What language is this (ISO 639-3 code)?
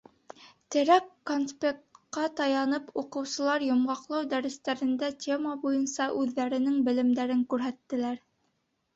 bak